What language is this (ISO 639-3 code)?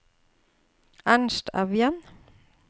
nor